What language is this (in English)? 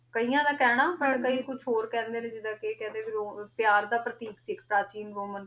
Punjabi